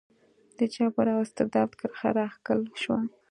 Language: Pashto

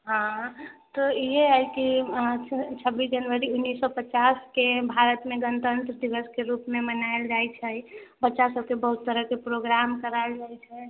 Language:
Maithili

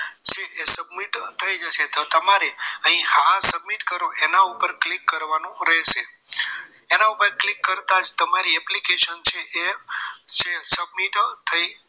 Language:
Gujarati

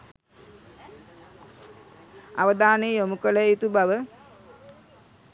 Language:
Sinhala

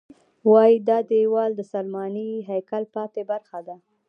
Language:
Pashto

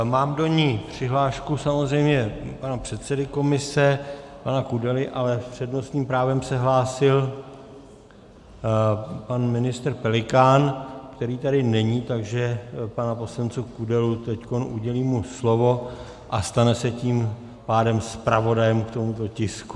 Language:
Czech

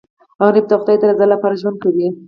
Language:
Pashto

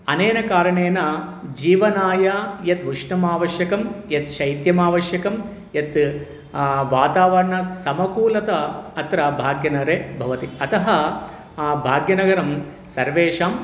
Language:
Sanskrit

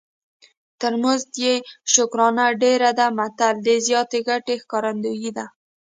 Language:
Pashto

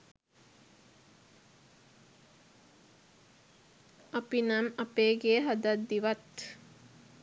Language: Sinhala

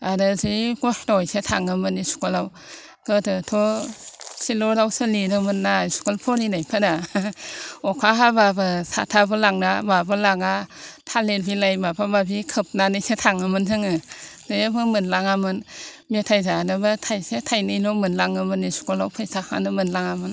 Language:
Bodo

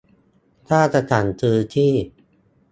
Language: Thai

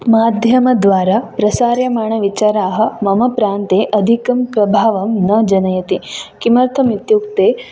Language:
Sanskrit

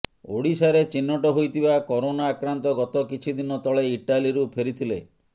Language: Odia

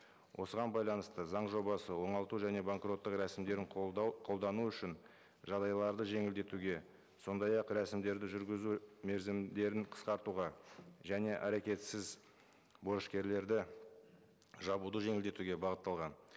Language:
Kazakh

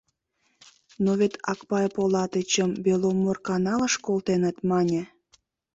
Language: Mari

